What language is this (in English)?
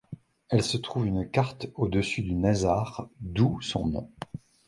French